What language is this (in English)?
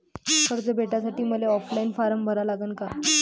Marathi